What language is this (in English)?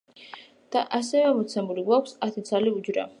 Georgian